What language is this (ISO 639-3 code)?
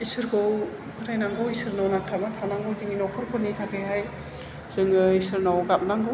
brx